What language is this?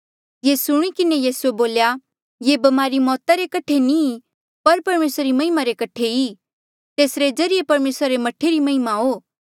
Mandeali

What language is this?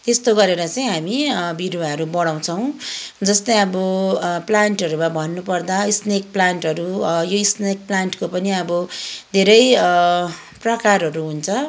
Nepali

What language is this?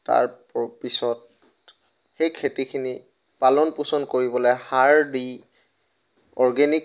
Assamese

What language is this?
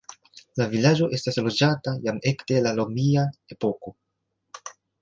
Esperanto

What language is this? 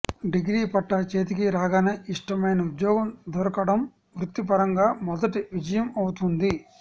Telugu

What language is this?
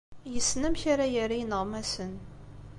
Kabyle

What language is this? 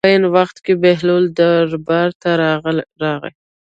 Pashto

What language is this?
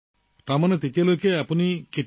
Assamese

